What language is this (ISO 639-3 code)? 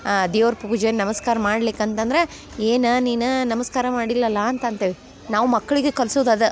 kan